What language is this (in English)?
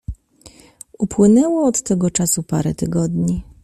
Polish